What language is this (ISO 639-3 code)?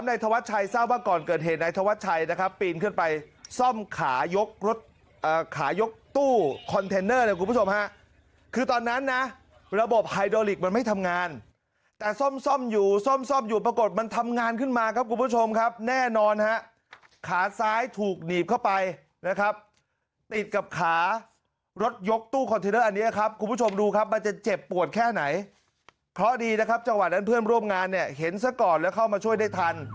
tha